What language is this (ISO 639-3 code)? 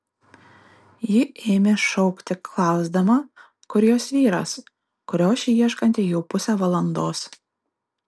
lit